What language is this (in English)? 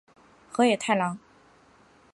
Chinese